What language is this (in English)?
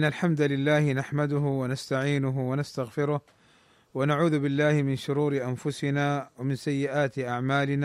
Arabic